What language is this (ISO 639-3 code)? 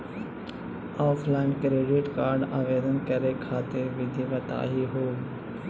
mag